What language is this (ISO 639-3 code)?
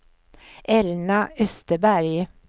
swe